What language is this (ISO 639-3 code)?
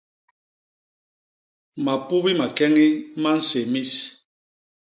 bas